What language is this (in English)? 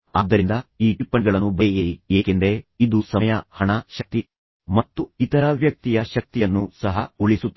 Kannada